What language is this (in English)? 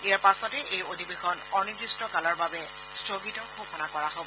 Assamese